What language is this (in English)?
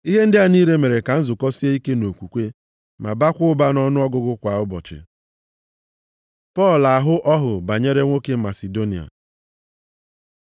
Igbo